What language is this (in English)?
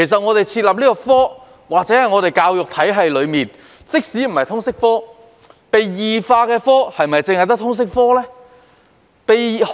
Cantonese